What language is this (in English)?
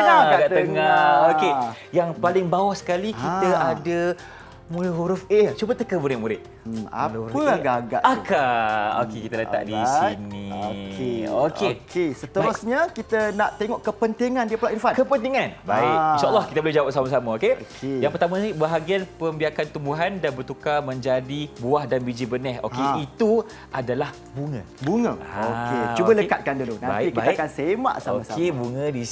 Malay